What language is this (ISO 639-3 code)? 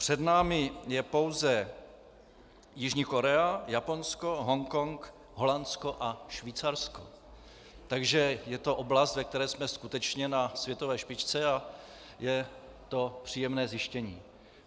ces